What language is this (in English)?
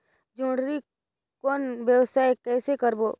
Chhattisgarhi